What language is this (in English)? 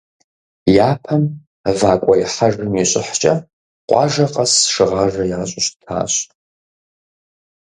Kabardian